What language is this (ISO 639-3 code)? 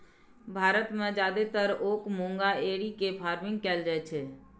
mai